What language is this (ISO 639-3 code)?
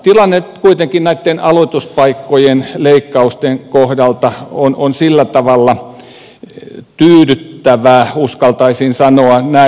fin